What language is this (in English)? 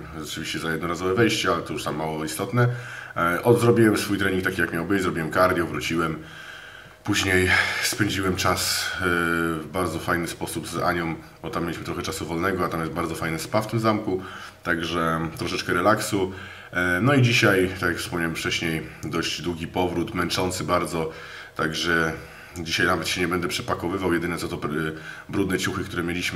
Polish